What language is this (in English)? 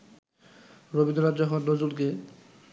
Bangla